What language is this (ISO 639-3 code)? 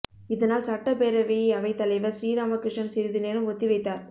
tam